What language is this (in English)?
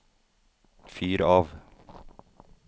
Norwegian